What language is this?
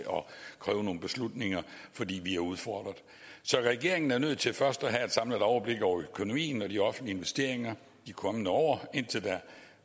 Danish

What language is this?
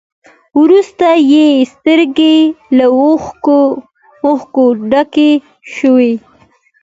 Pashto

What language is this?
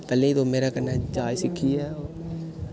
Dogri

